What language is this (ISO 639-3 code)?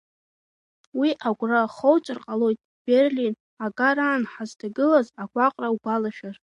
abk